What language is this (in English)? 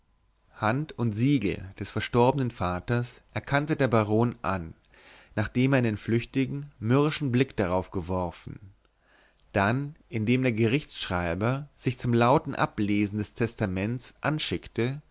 German